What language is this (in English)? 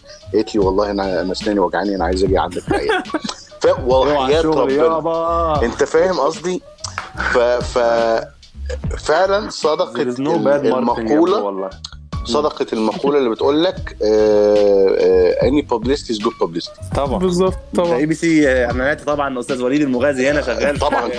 Arabic